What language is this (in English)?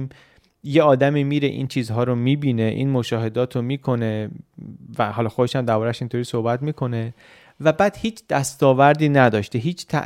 Persian